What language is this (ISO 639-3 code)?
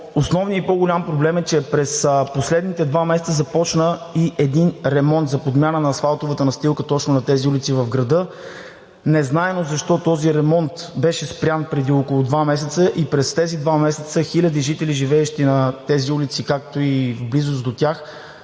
bul